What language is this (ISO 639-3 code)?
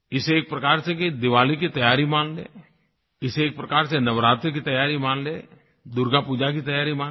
hin